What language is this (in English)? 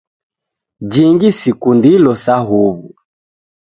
Taita